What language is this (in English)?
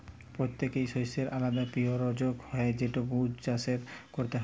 Bangla